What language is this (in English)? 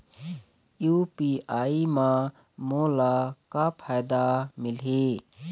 Chhattisgarhi